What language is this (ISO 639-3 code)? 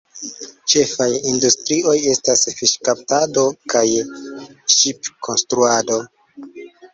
epo